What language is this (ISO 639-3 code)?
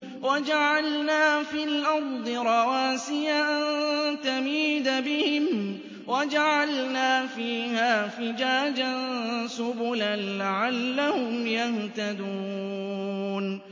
ara